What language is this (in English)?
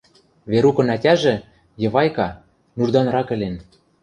Western Mari